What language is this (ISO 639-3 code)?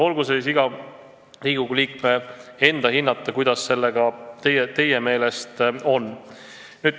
est